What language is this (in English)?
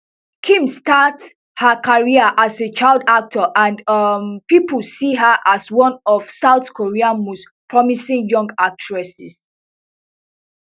Nigerian Pidgin